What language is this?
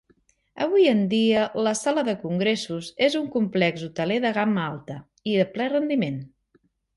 Catalan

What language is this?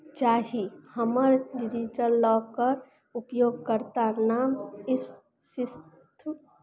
Maithili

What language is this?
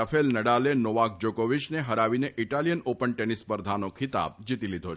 Gujarati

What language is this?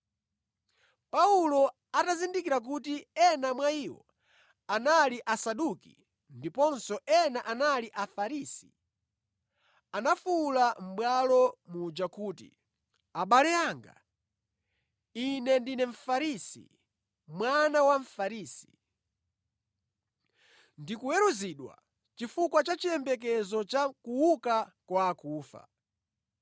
Nyanja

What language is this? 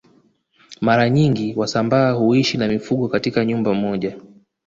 Swahili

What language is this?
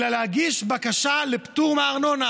Hebrew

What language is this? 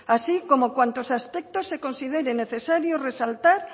Spanish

